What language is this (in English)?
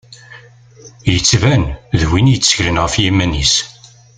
Kabyle